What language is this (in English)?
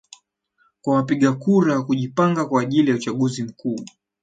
Swahili